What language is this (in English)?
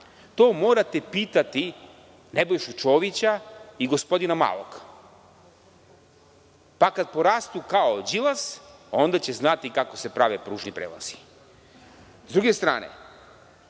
Serbian